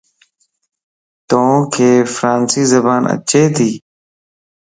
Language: Lasi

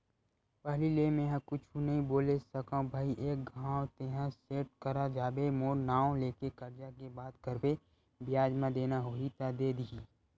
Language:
Chhattisgarhi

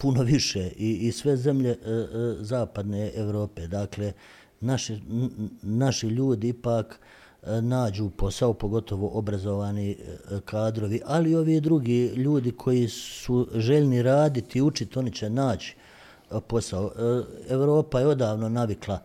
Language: Croatian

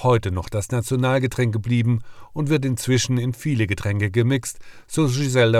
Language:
German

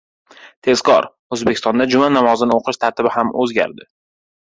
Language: Uzbek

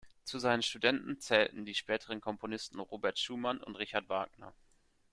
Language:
German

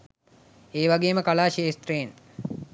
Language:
Sinhala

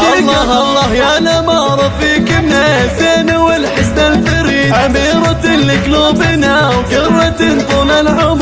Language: Arabic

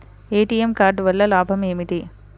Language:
Telugu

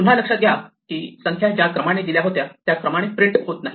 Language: Marathi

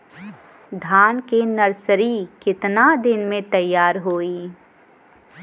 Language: Bhojpuri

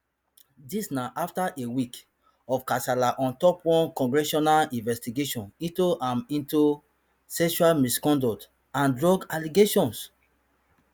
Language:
Nigerian Pidgin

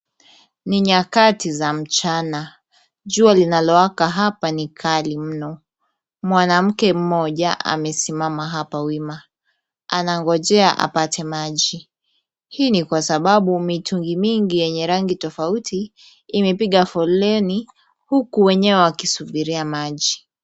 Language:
Swahili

